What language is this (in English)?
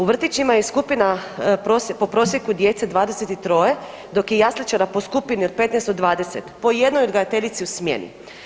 Croatian